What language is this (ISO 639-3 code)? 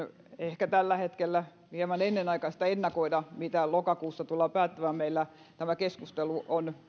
fin